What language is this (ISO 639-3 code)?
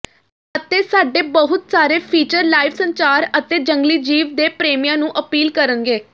pan